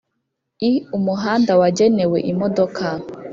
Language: Kinyarwanda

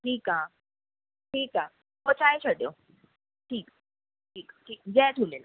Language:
Sindhi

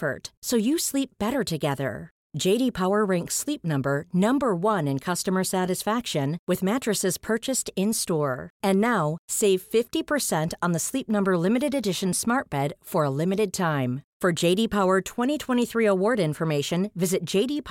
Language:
Swedish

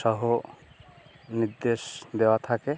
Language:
Bangla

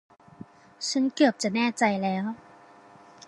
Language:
Thai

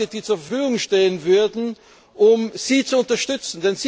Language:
German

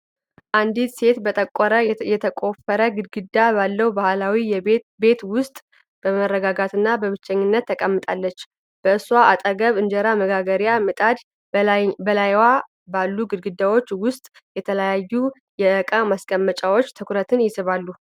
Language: Amharic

